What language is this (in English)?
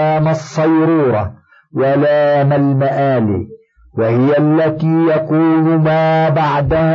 Arabic